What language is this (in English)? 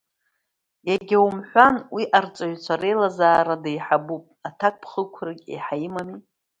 Abkhazian